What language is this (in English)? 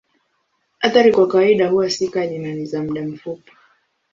Swahili